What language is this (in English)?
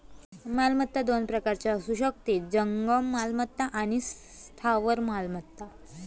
Marathi